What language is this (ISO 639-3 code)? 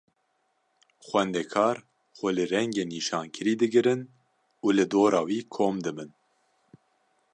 kur